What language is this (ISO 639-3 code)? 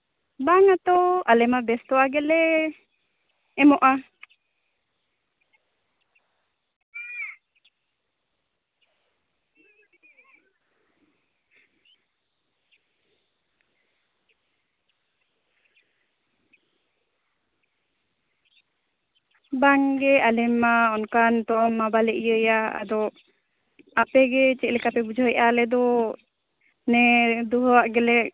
sat